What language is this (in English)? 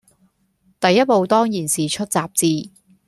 Cantonese